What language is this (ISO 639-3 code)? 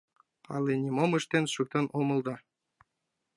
chm